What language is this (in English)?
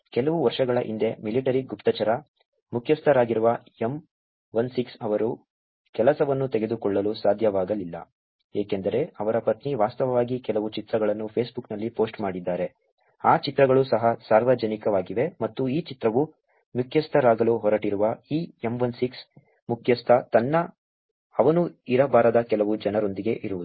Kannada